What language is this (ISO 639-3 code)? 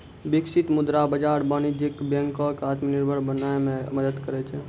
mai